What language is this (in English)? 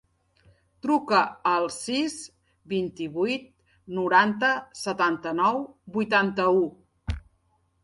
Catalan